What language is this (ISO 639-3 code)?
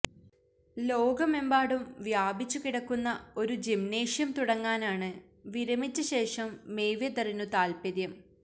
mal